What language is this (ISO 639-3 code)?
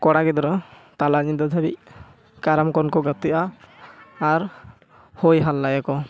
sat